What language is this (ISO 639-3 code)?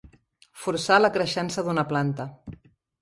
cat